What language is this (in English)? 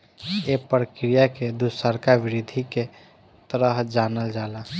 Bhojpuri